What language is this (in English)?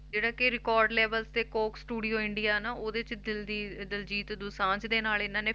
Punjabi